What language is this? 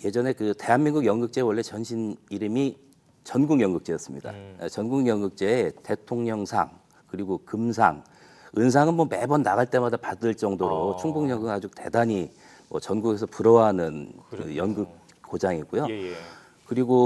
Korean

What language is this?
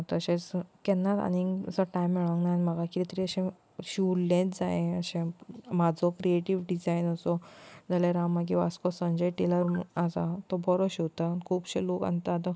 Konkani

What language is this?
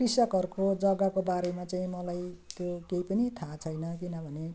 Nepali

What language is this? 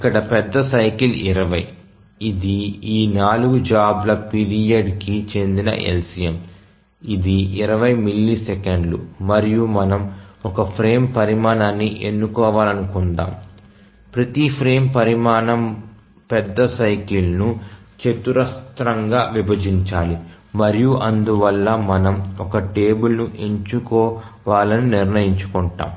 Telugu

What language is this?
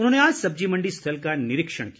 Hindi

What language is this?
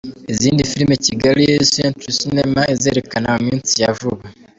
Kinyarwanda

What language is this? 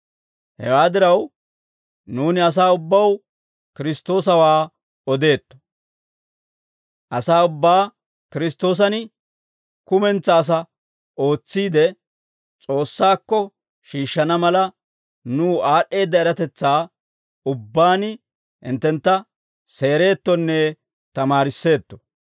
Dawro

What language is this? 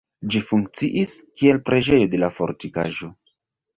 Esperanto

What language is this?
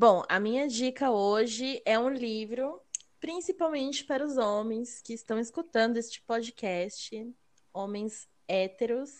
Portuguese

